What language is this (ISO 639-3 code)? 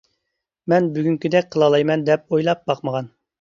uig